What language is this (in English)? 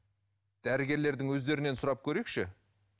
Kazakh